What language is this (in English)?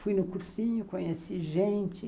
Portuguese